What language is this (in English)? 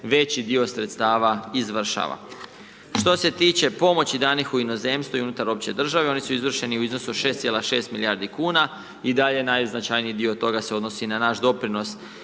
Croatian